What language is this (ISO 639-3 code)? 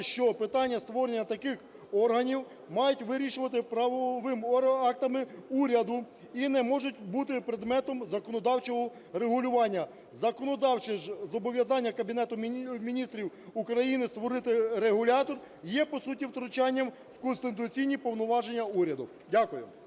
ukr